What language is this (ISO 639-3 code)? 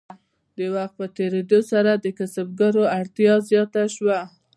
pus